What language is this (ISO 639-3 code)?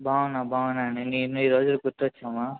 tel